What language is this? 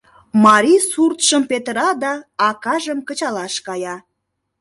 Mari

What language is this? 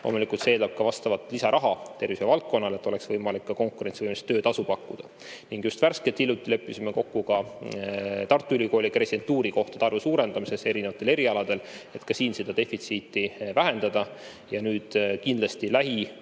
Estonian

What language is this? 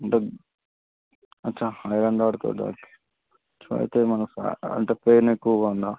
Telugu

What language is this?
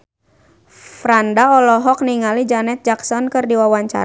Sundanese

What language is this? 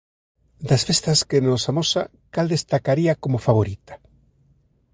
Galician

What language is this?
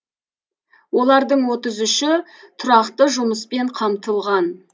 Kazakh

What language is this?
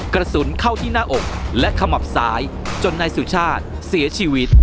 Thai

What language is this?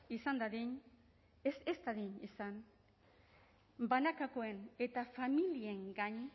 Basque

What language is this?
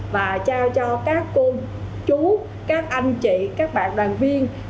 Vietnamese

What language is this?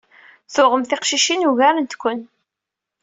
Kabyle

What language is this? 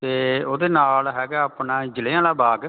Punjabi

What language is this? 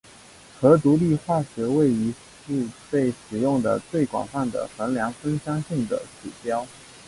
Chinese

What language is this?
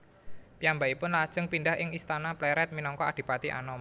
Javanese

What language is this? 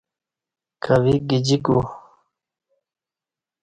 Kati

